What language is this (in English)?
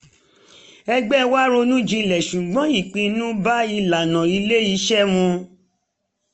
Yoruba